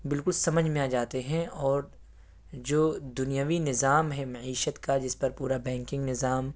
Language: Urdu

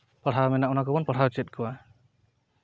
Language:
Santali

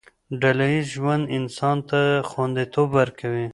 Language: Pashto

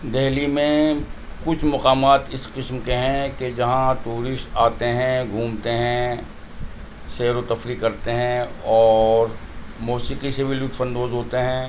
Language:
Urdu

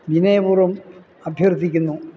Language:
Malayalam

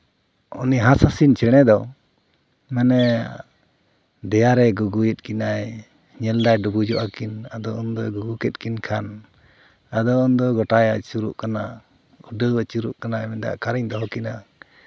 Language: Santali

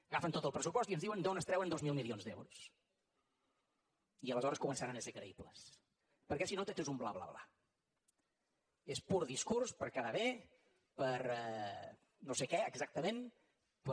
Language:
Catalan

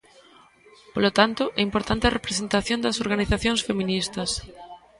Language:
Galician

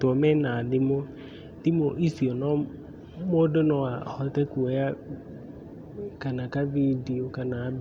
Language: Kikuyu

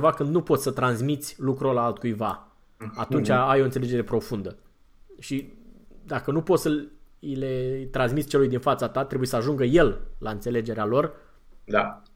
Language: Romanian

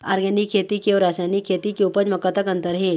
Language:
Chhattisgarhi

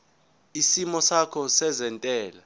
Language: Zulu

